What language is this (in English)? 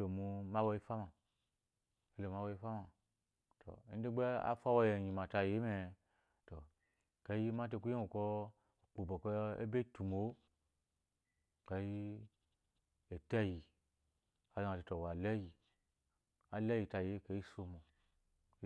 Eloyi